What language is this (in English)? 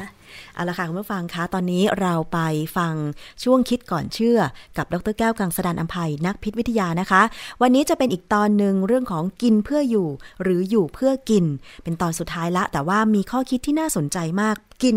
Thai